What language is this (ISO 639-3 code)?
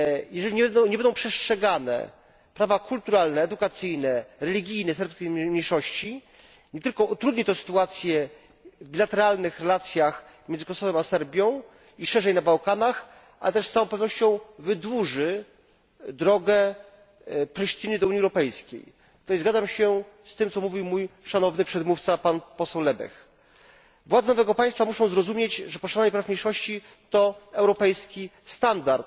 pol